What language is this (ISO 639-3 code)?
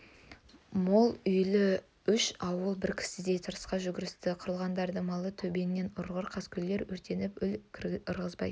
kaz